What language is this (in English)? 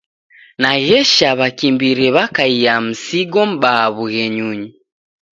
Taita